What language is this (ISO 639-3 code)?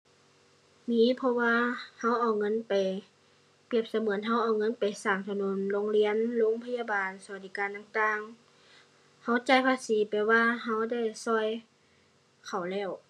tha